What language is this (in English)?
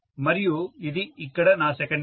Telugu